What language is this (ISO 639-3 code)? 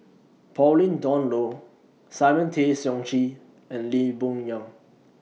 eng